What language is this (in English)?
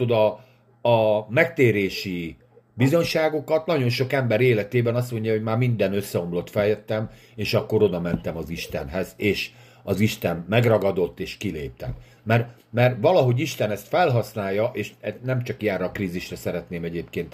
Hungarian